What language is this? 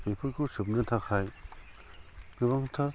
Bodo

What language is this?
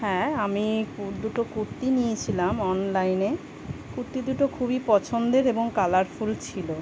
Bangla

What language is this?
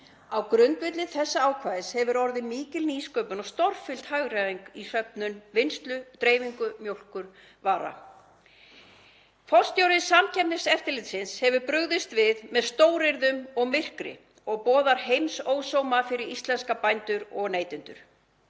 Icelandic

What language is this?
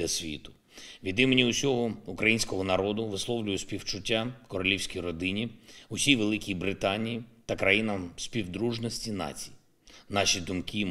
Ukrainian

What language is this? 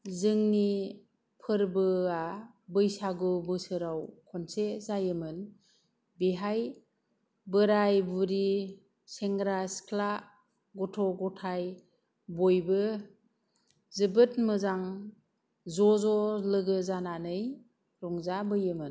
Bodo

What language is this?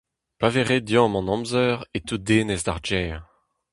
Breton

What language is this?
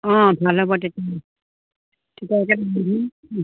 Assamese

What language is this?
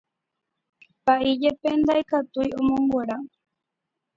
Guarani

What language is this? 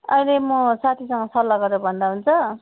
Nepali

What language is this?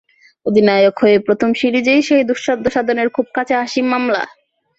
Bangla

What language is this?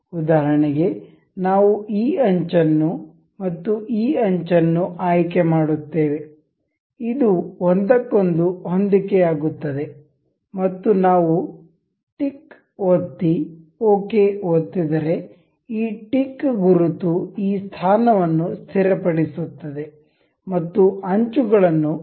Kannada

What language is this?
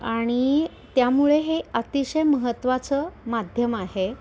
Marathi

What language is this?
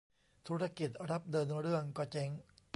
Thai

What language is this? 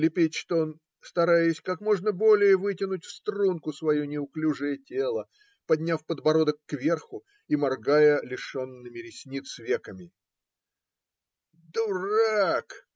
Russian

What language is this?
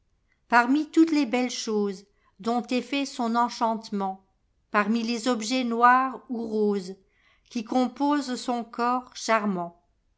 French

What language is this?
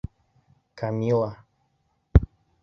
Bashkir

